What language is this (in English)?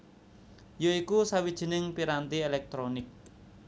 Javanese